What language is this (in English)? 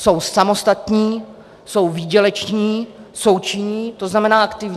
Czech